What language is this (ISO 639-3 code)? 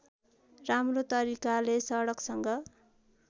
nep